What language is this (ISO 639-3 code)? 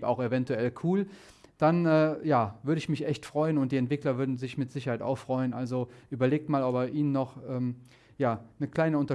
deu